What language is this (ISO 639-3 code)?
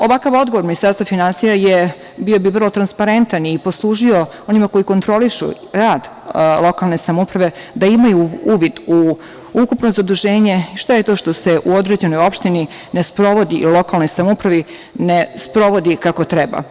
srp